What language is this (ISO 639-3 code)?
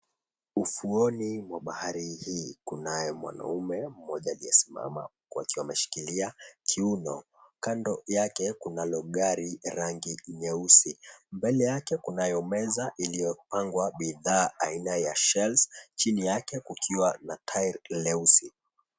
swa